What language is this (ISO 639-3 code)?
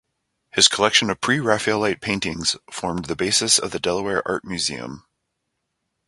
eng